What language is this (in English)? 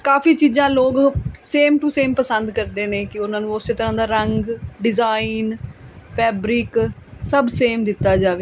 Punjabi